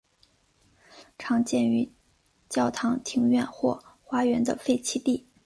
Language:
Chinese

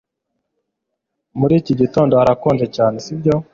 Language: Kinyarwanda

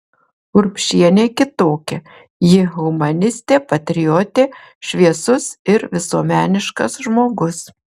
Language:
Lithuanian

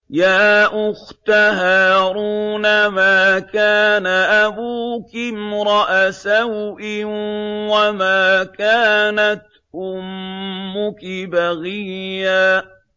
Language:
Arabic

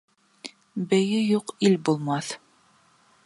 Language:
Bashkir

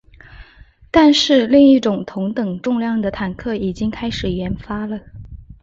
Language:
Chinese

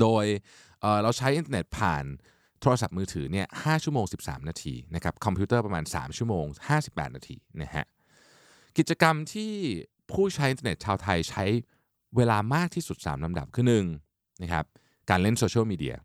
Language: Thai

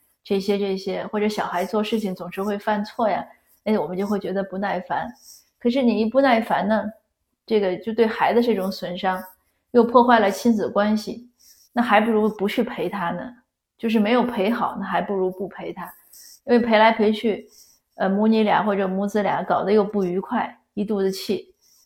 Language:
Chinese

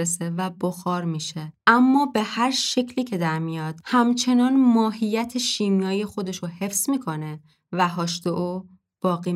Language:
Persian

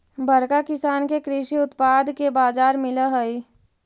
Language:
Magahi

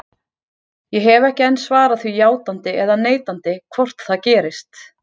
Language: Icelandic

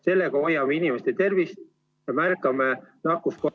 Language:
Estonian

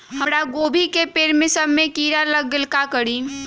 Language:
Magahi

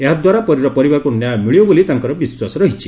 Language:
Odia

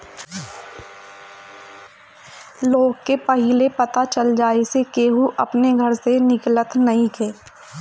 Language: Bhojpuri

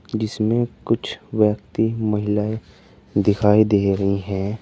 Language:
Hindi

